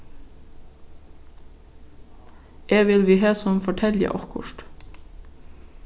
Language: Faroese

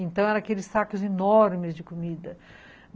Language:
Portuguese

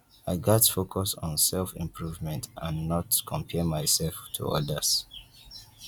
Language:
Nigerian Pidgin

